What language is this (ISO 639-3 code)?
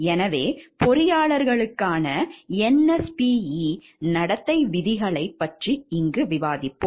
tam